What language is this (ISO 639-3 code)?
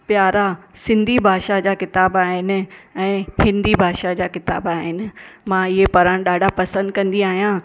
snd